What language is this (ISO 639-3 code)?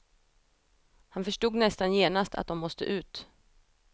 swe